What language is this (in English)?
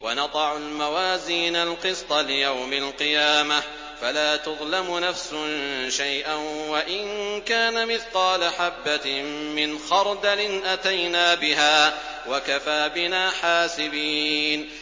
Arabic